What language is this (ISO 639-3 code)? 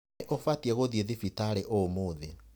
kik